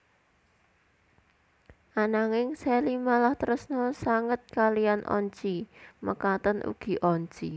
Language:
Javanese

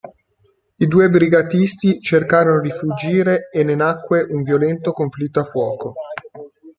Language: Italian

